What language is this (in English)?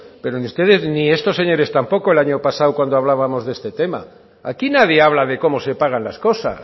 Spanish